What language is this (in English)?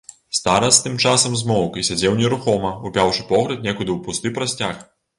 Belarusian